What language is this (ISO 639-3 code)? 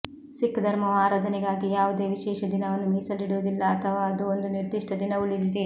kan